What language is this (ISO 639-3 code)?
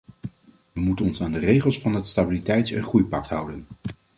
nld